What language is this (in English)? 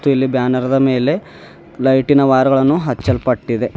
Kannada